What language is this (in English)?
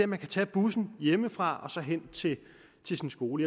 Danish